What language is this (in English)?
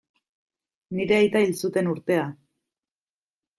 Basque